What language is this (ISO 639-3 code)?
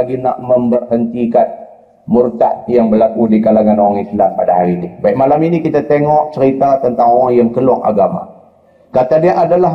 msa